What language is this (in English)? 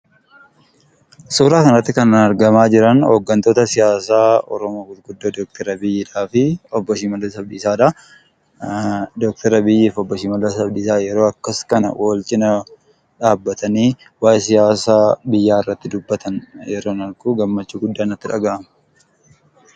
Oromo